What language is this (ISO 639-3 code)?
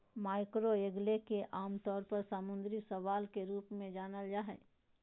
mag